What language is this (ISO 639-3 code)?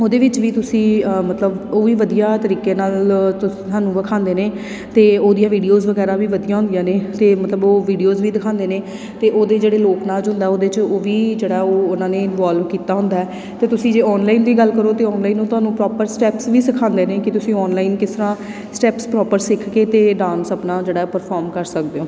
pan